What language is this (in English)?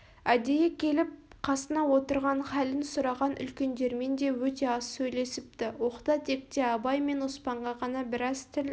Kazakh